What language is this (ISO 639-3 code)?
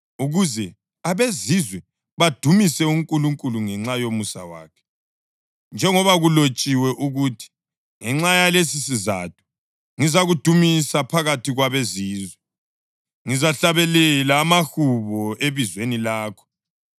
nde